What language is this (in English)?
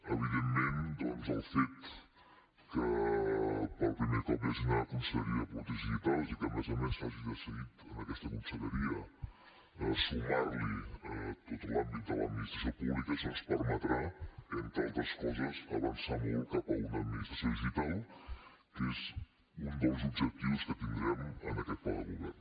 Catalan